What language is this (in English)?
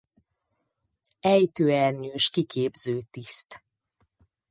Hungarian